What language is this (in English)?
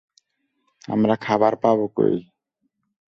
Bangla